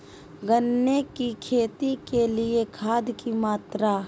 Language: Magahi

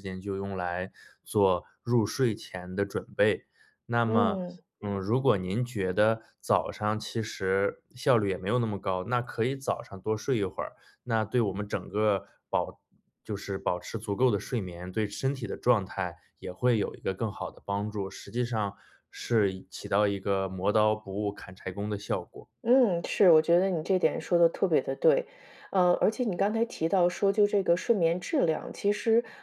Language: Chinese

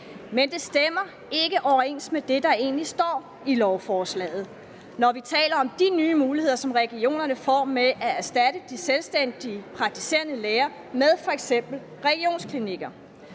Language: Danish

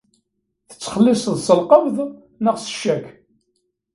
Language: Kabyle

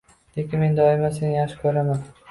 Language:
Uzbek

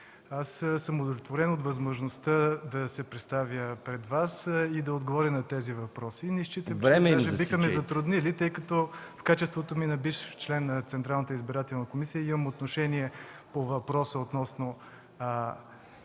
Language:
Bulgarian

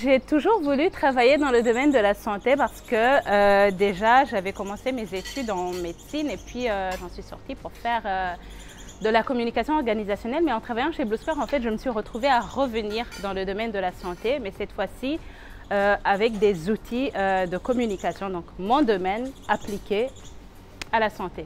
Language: French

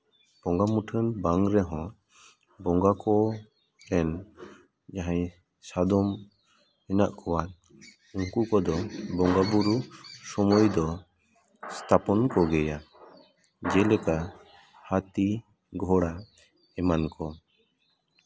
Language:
Santali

